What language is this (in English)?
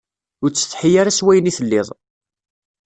Kabyle